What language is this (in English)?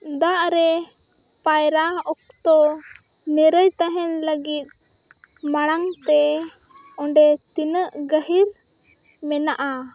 Santali